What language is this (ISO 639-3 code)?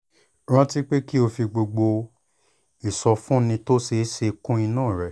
yor